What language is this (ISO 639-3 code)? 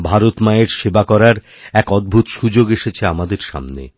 ben